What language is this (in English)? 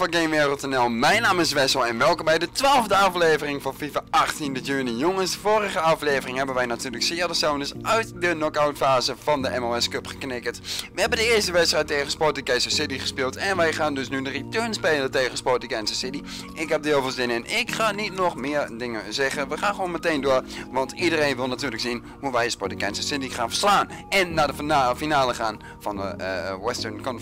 Dutch